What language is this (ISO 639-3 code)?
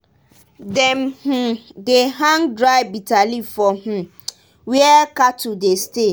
pcm